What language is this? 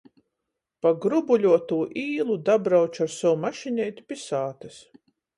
Latgalian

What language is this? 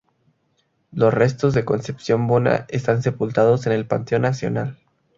Spanish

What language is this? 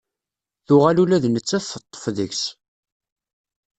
Kabyle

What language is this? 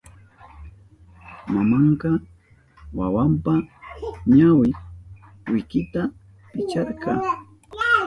Southern Pastaza Quechua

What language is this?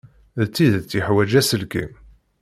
Kabyle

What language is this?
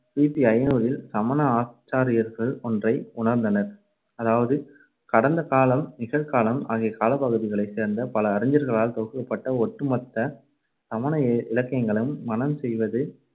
Tamil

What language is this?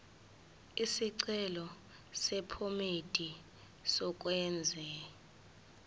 Zulu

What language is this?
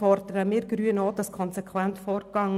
Swiss German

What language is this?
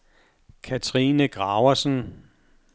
Danish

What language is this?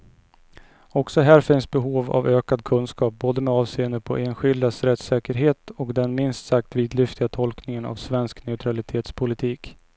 Swedish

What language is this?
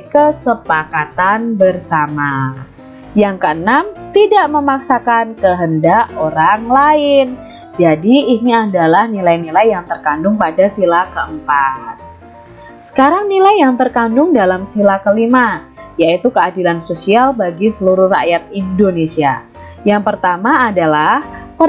Indonesian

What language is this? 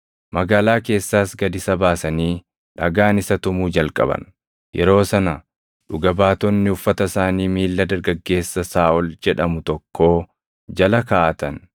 Oromo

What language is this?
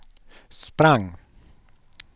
Swedish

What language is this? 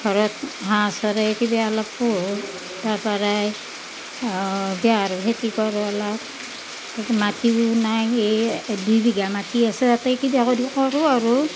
Assamese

